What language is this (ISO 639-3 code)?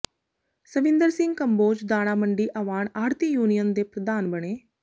pan